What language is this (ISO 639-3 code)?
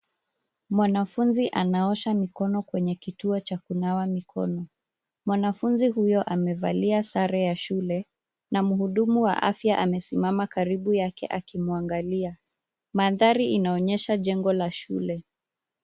swa